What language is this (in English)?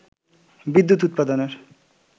Bangla